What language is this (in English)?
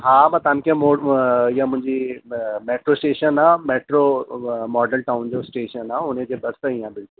Sindhi